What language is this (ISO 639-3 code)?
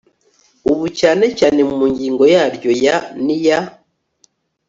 kin